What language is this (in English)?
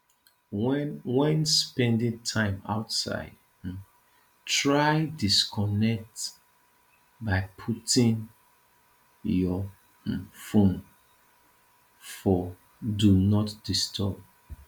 Nigerian Pidgin